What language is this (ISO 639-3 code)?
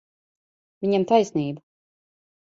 lav